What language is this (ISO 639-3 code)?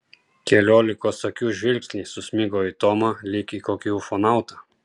lit